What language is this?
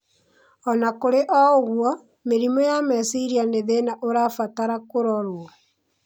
Kikuyu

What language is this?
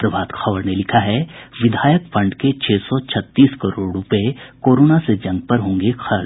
Hindi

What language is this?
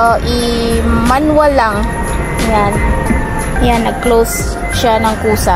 Filipino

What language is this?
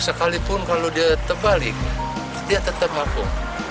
Indonesian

